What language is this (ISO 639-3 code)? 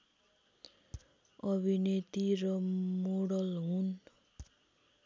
nep